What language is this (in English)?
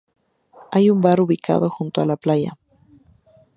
Spanish